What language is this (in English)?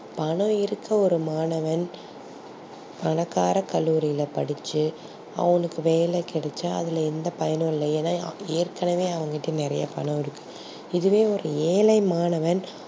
Tamil